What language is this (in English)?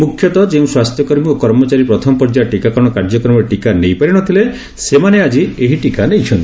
Odia